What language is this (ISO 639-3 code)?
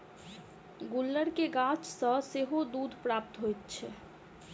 mai